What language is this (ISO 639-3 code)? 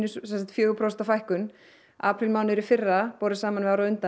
isl